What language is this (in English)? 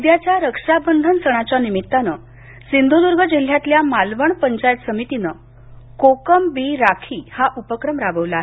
Marathi